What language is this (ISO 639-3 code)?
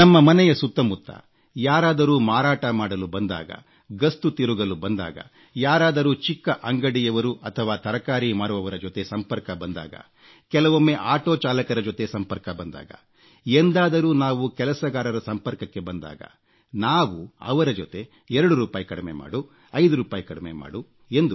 kan